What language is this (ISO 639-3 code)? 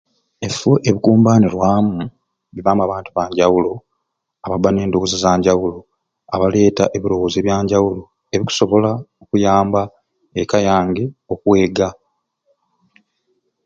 ruc